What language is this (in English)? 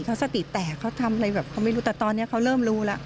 Thai